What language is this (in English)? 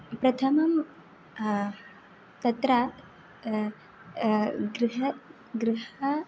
Sanskrit